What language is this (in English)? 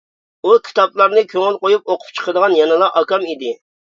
Uyghur